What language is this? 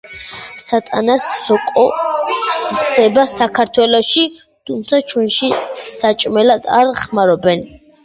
Georgian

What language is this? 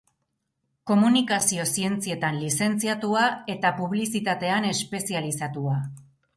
Basque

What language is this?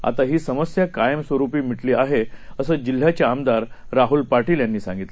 Marathi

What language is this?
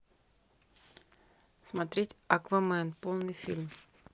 Russian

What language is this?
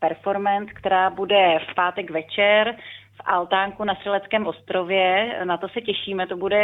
Czech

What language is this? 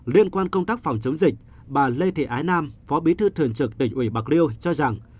Vietnamese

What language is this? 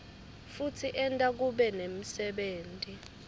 Swati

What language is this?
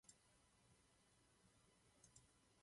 Czech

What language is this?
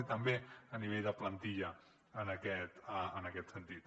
Catalan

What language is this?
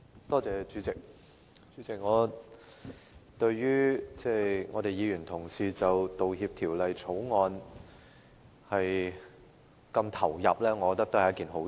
Cantonese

